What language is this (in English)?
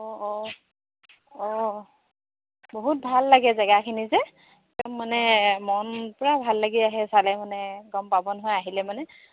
Assamese